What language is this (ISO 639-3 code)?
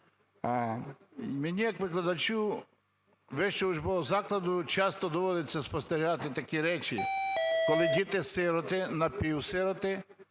ukr